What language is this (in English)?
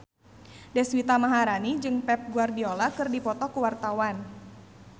Sundanese